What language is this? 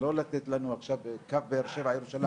Hebrew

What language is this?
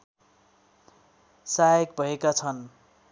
Nepali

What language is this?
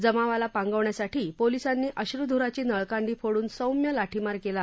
Marathi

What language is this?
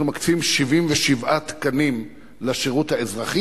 Hebrew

